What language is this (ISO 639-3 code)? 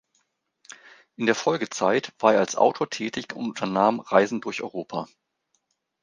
deu